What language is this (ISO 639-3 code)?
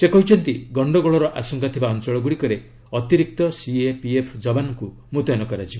ori